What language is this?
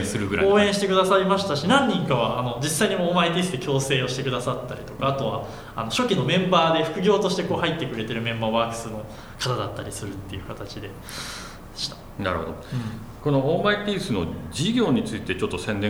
Japanese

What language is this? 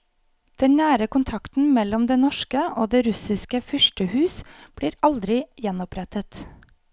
Norwegian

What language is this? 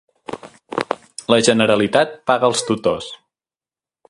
Catalan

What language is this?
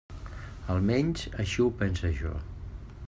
Catalan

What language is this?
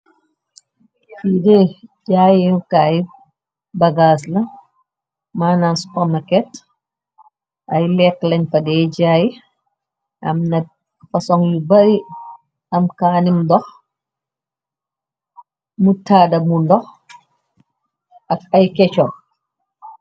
Wolof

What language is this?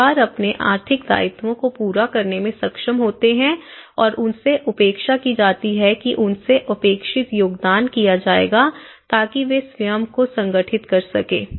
Hindi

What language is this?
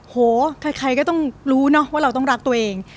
Thai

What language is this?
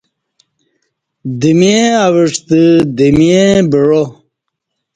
Kati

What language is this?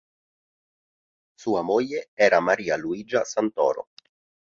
Italian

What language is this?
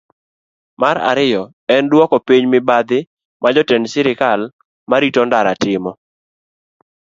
Luo (Kenya and Tanzania)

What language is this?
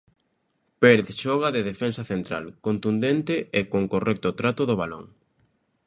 Galician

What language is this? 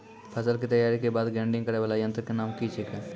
Maithili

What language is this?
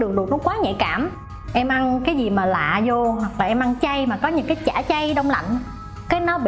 Vietnamese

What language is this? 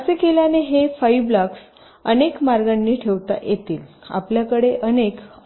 Marathi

